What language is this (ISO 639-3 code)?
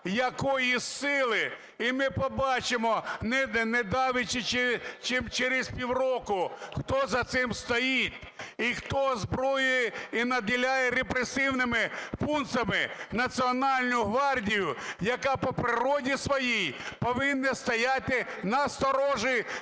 ukr